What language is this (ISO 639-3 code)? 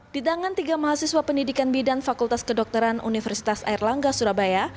ind